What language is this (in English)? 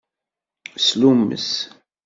Kabyle